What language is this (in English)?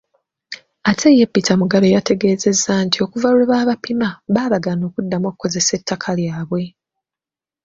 Ganda